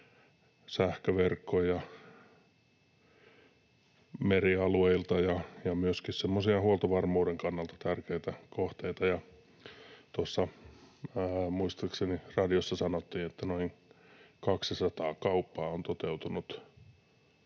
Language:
Finnish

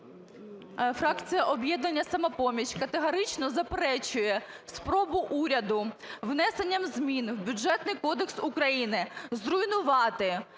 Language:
Ukrainian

